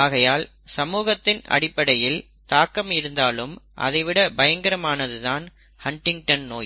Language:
Tamil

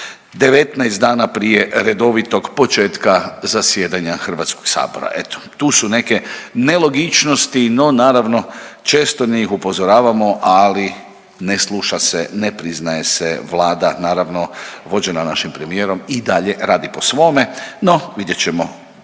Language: Croatian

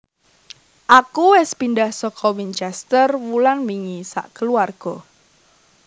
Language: Javanese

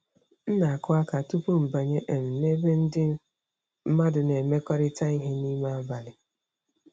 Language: Igbo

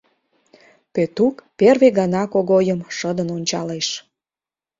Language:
Mari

